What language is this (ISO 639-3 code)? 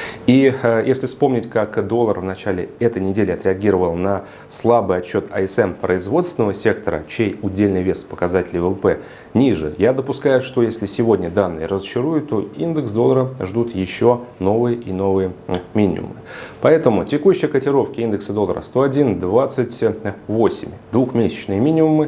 rus